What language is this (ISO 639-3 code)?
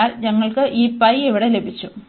mal